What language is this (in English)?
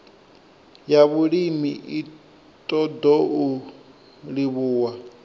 Venda